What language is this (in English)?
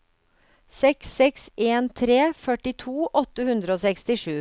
Norwegian